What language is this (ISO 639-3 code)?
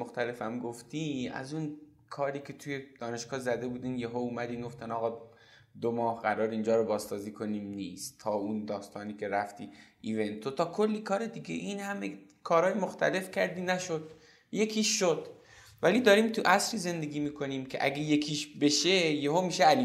fas